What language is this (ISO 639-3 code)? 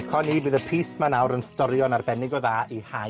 cym